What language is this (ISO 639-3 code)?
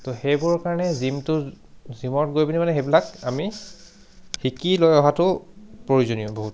asm